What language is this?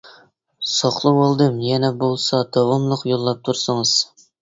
Uyghur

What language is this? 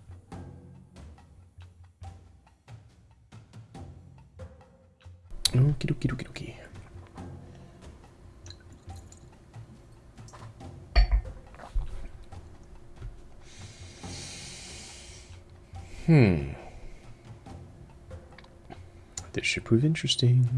English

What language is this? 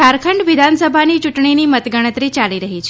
Gujarati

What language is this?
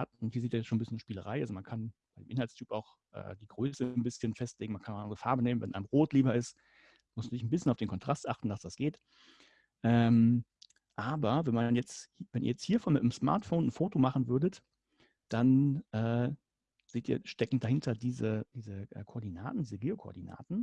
German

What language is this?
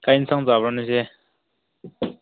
Manipuri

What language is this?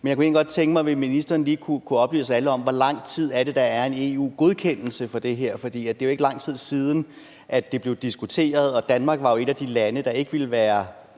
Danish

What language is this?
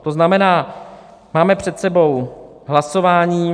Czech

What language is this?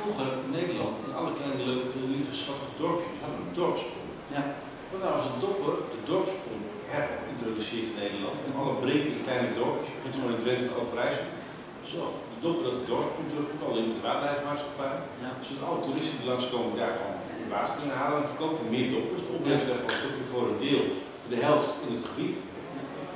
Dutch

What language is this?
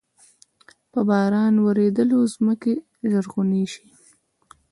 Pashto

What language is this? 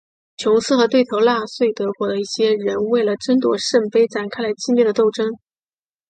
Chinese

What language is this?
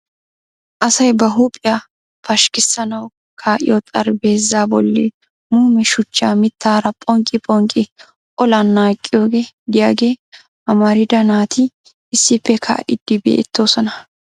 Wolaytta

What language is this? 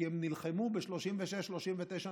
Hebrew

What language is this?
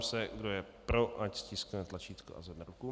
Czech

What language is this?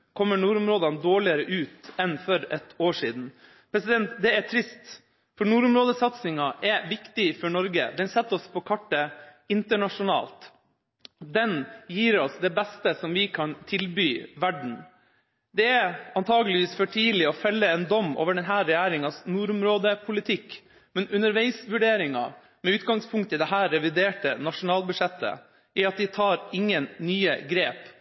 Norwegian Bokmål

